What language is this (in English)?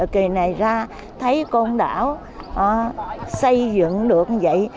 Vietnamese